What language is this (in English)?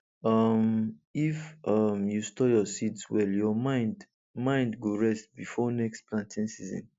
Nigerian Pidgin